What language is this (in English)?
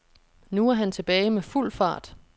Danish